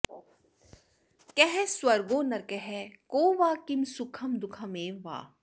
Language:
Sanskrit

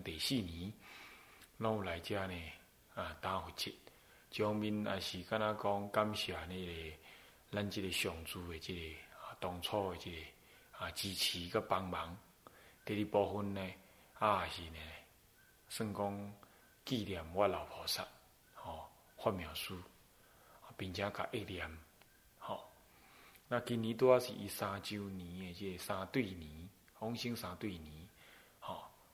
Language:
Chinese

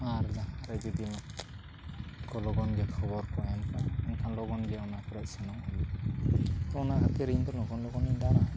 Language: Santali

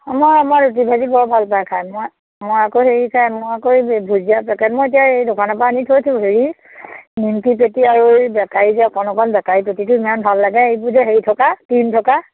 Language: Assamese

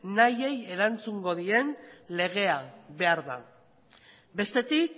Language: Basque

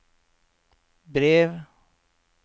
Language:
Norwegian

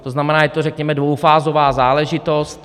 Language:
Czech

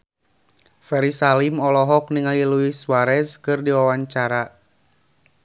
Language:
Sundanese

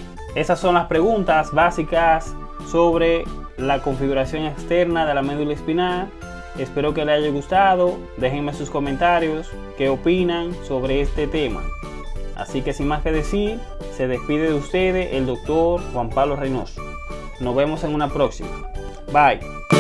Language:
Spanish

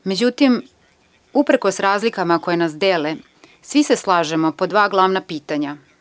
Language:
Serbian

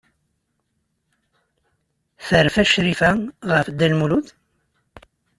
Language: Kabyle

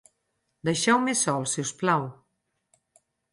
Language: Catalan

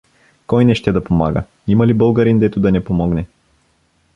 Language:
Bulgarian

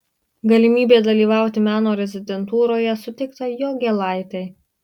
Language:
Lithuanian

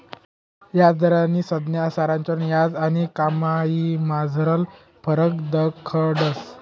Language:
Marathi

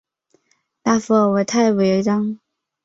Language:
Chinese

